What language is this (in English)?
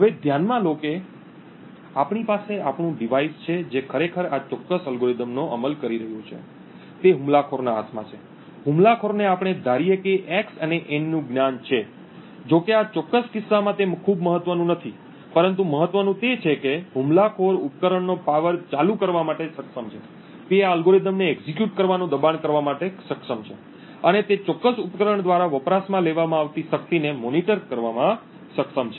Gujarati